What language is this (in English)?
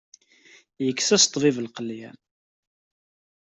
Kabyle